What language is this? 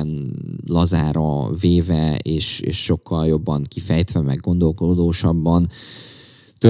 Hungarian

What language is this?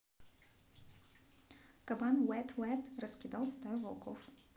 Russian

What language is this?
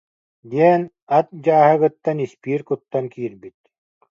Yakut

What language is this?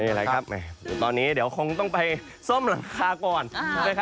Thai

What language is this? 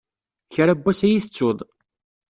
Kabyle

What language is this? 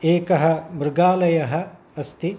Sanskrit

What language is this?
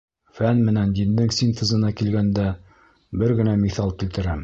Bashkir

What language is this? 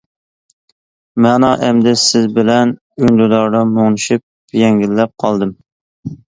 Uyghur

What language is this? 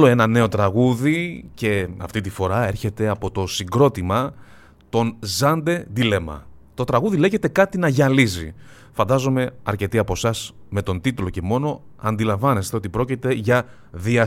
Greek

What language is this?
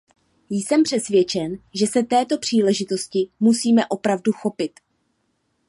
Czech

